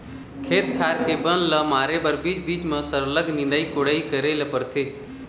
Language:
Chhattisgarhi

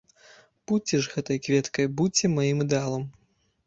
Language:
Belarusian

